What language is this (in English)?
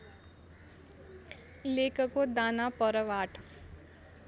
Nepali